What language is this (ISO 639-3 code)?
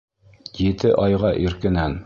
bak